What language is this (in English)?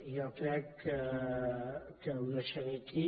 Catalan